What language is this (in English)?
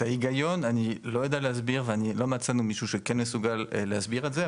Hebrew